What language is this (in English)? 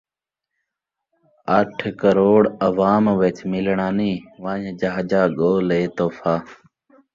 Saraiki